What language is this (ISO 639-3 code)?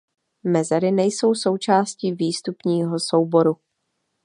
ces